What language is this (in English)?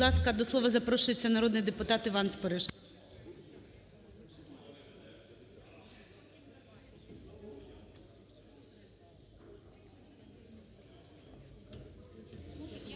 Ukrainian